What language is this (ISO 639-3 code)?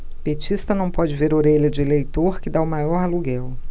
por